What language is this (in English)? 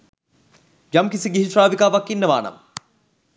Sinhala